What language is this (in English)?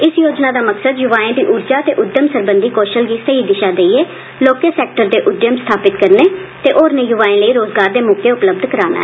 Dogri